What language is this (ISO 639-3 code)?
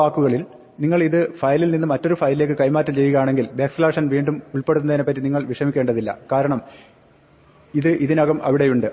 mal